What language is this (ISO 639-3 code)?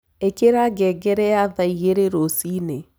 kik